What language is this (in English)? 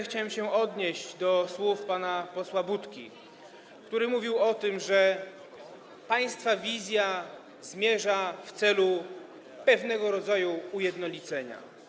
Polish